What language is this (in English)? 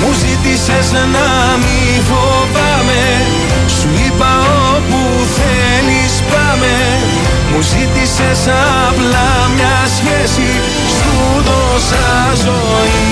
Greek